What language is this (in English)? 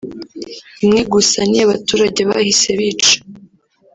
Kinyarwanda